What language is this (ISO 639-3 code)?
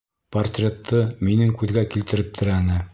bak